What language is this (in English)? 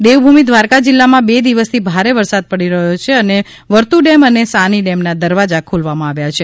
Gujarati